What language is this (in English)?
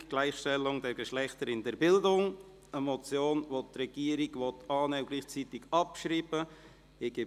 Swiss German